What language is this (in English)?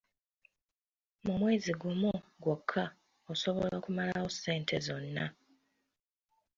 Ganda